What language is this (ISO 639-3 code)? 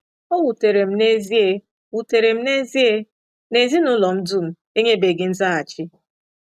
ibo